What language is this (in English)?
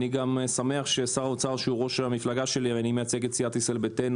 Hebrew